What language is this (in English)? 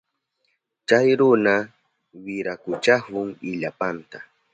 Southern Pastaza Quechua